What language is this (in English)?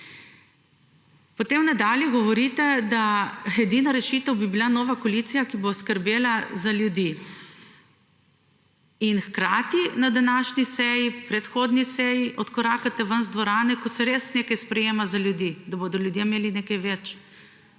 Slovenian